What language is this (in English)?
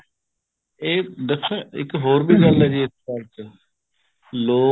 Punjabi